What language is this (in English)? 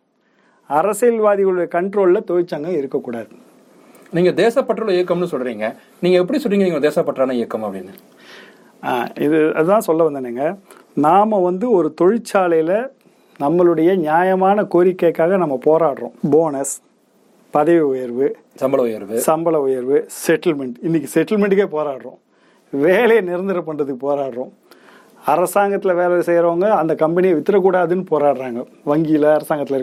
Tamil